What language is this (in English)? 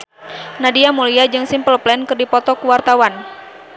Sundanese